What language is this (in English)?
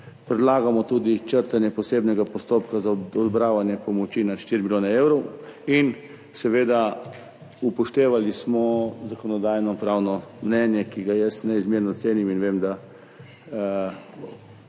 Slovenian